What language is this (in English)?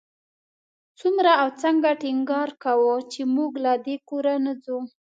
Pashto